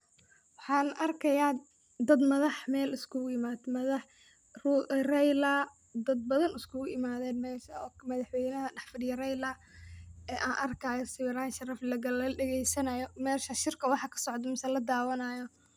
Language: Somali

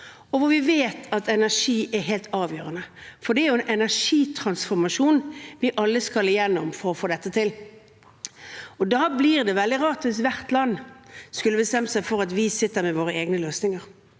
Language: Norwegian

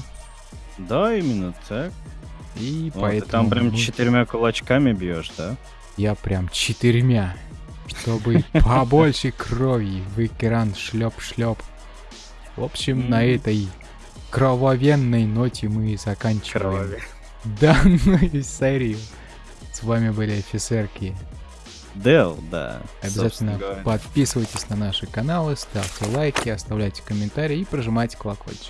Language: Russian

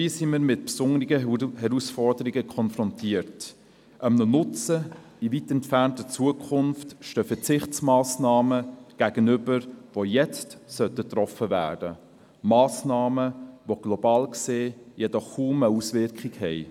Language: Swiss German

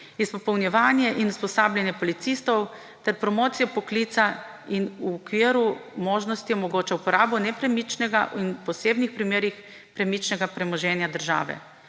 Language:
Slovenian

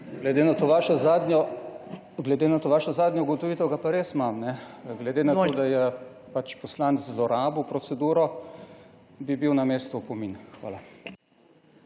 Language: Slovenian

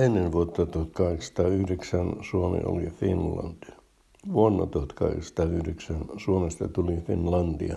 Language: Finnish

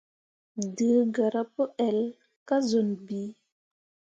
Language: Mundang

